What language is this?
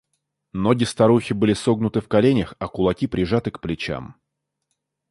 Russian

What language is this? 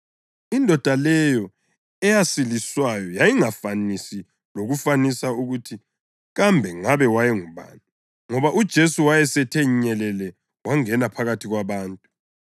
North Ndebele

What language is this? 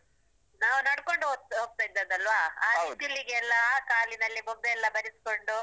Kannada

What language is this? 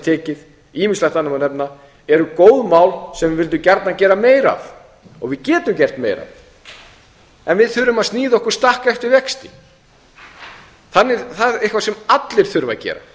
Icelandic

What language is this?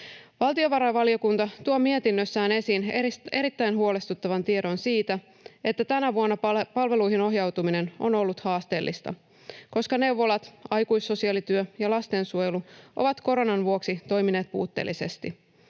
Finnish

